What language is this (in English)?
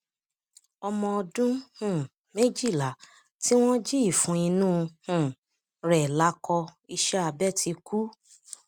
Yoruba